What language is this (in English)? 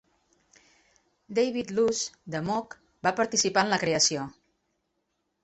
Catalan